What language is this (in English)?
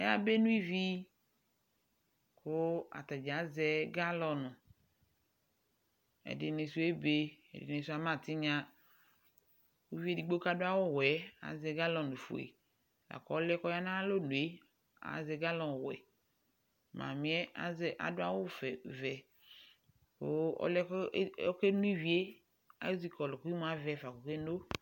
Ikposo